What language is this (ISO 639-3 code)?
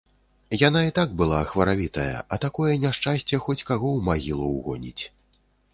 bel